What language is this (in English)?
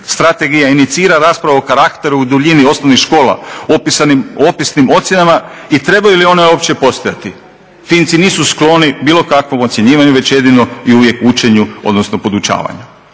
Croatian